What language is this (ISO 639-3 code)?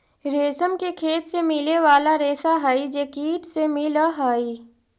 mag